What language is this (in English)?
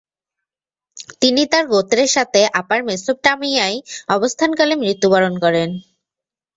Bangla